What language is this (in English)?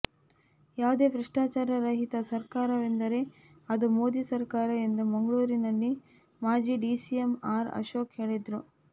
Kannada